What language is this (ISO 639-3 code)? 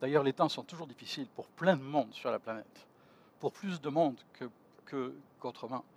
fra